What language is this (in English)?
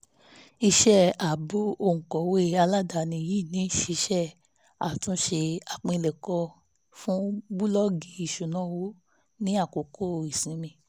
Yoruba